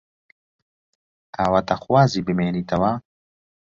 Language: Central Kurdish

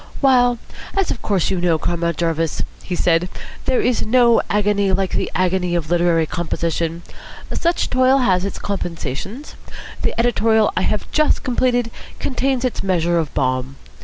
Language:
English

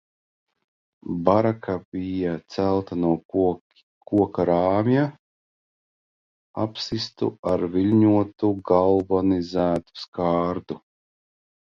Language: Latvian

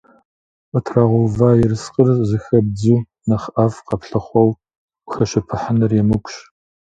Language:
Kabardian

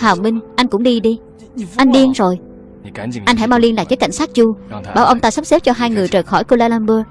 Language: Vietnamese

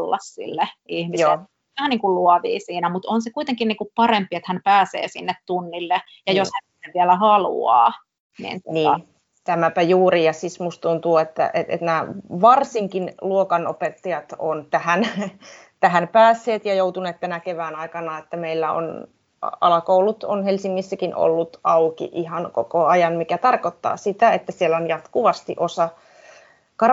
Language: Finnish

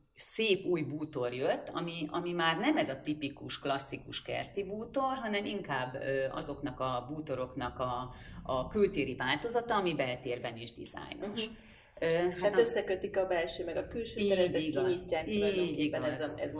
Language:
Hungarian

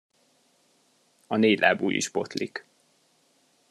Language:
Hungarian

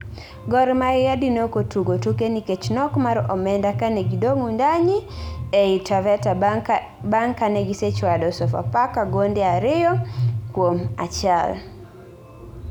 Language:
Luo (Kenya and Tanzania)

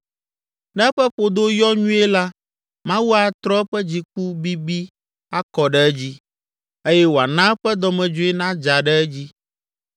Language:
Ewe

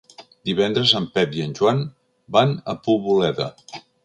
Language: Catalan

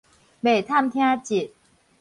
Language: Min Nan Chinese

